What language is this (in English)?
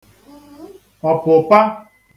Igbo